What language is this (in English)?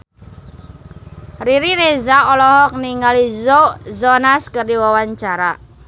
Sundanese